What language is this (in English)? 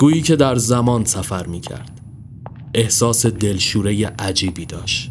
Persian